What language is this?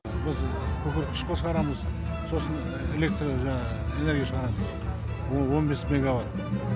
Kazakh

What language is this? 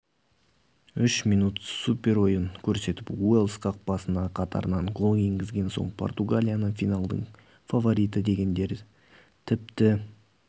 Kazakh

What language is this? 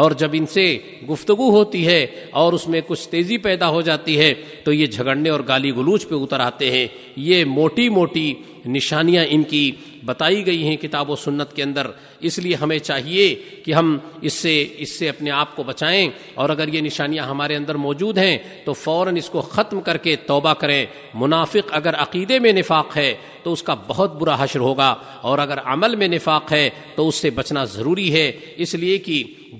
Urdu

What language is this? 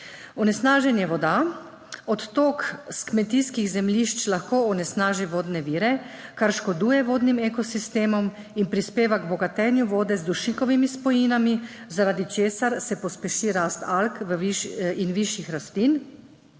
Slovenian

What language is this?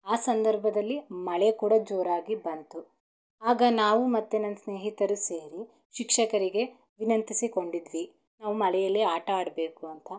Kannada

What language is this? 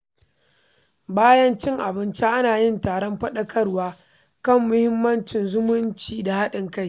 Hausa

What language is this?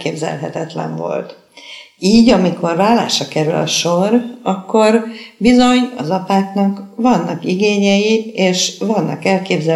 Hungarian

